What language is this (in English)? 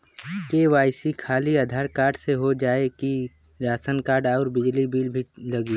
Bhojpuri